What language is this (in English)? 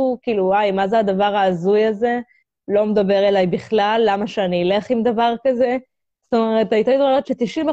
Hebrew